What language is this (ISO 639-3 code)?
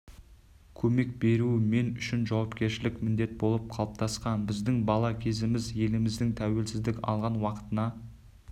kaz